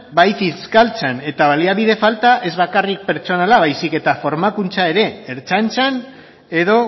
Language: Basque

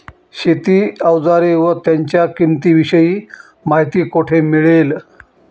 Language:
Marathi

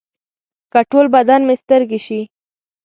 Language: Pashto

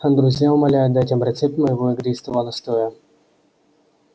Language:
Russian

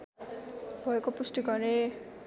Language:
Nepali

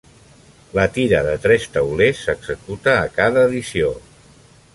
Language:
Catalan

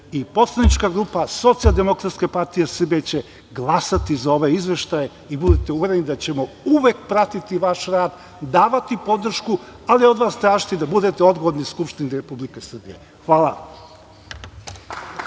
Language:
Serbian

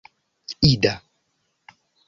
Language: Esperanto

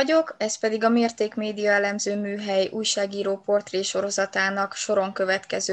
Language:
Hungarian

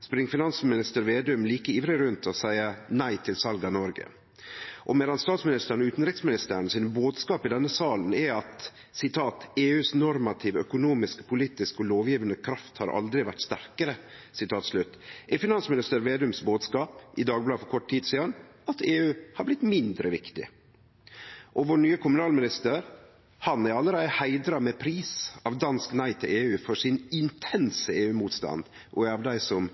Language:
Norwegian Nynorsk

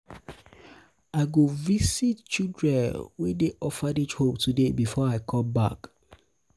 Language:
Nigerian Pidgin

